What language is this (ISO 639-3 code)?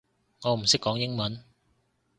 yue